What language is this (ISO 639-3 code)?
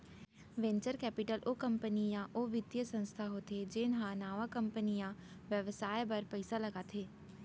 hne